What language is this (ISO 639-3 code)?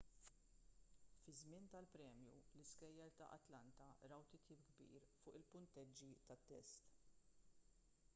mlt